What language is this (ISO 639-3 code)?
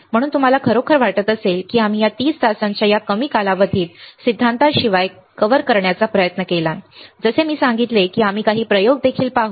mar